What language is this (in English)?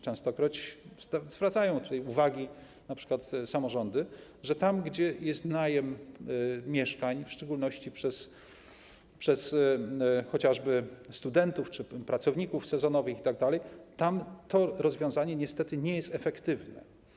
Polish